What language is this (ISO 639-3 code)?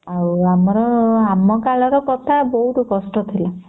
ori